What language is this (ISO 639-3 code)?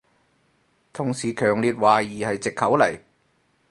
yue